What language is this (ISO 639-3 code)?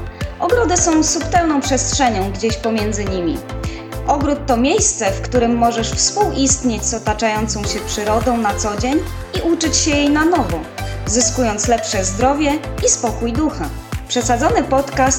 pol